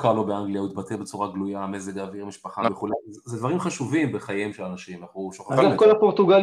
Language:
Hebrew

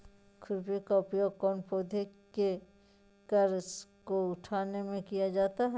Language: Magahi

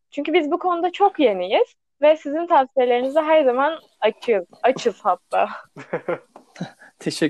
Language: Turkish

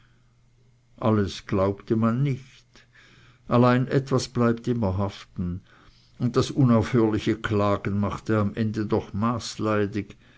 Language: German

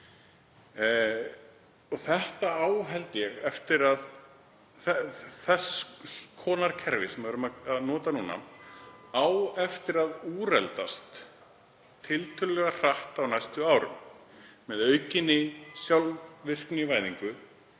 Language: Icelandic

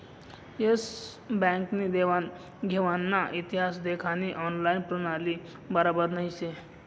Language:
Marathi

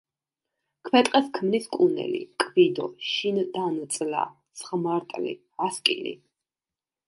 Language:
Georgian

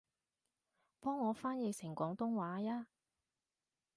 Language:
Cantonese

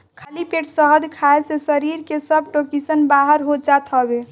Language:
Bhojpuri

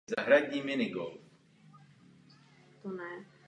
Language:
Czech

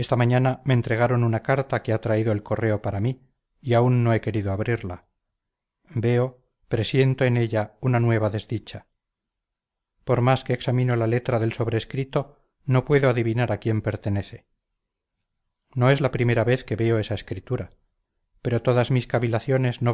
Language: Spanish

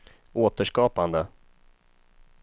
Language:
Swedish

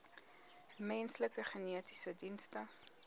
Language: Afrikaans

